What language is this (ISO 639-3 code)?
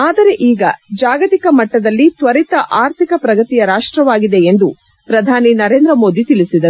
kan